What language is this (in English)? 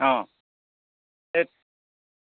Assamese